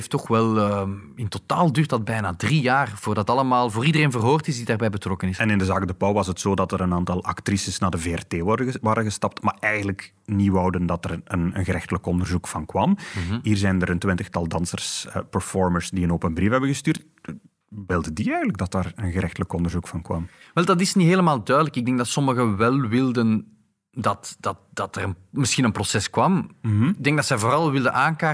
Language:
Dutch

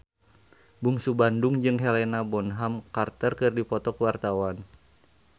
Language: Sundanese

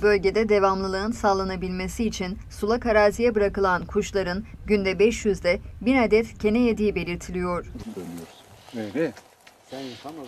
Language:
Turkish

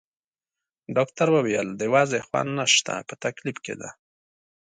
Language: Pashto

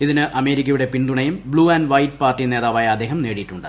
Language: Malayalam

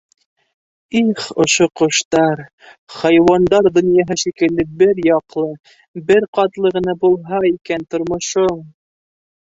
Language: Bashkir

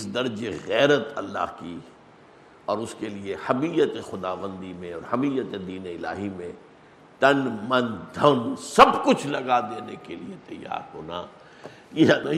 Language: Urdu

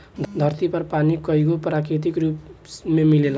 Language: Bhojpuri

